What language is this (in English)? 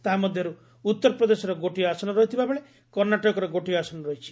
Odia